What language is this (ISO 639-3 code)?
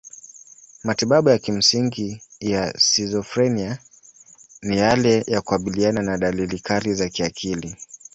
swa